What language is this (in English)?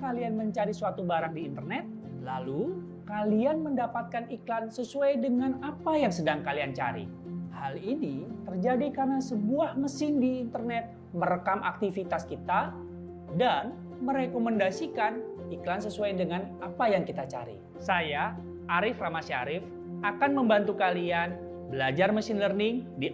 Indonesian